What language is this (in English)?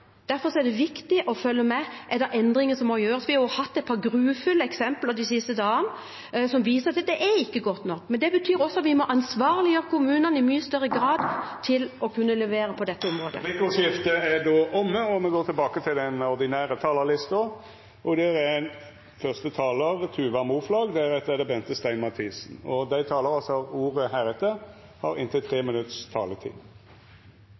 Norwegian